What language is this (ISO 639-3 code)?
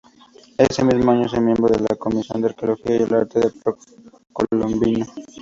spa